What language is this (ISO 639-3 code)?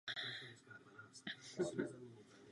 ces